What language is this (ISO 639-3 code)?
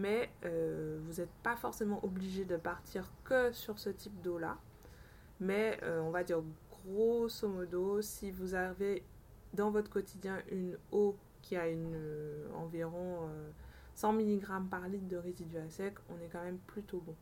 fra